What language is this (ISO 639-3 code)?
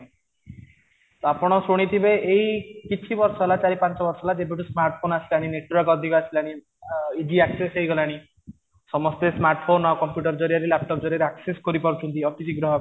ori